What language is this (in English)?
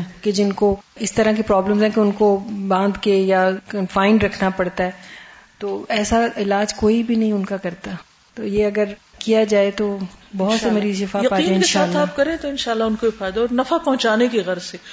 Urdu